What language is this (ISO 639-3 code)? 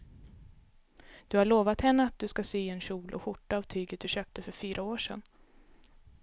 swe